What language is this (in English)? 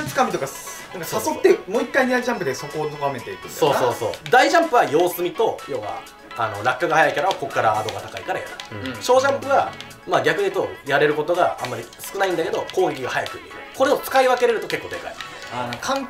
Japanese